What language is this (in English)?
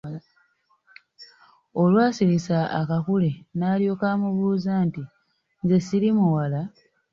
Ganda